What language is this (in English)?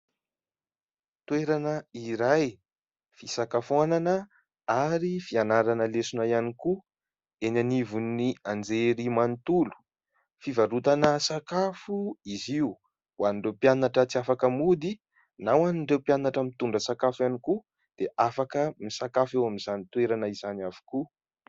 Malagasy